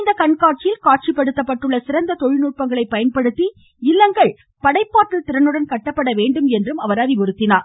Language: Tamil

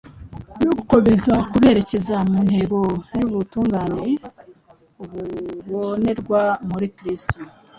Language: Kinyarwanda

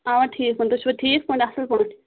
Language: Kashmiri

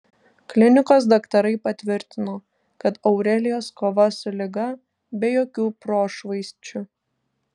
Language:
Lithuanian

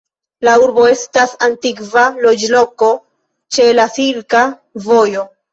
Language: Esperanto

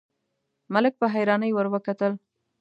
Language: Pashto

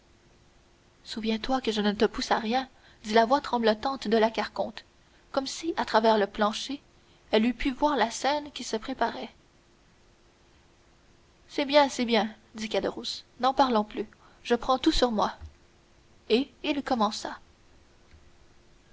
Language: French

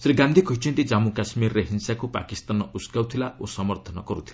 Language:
Odia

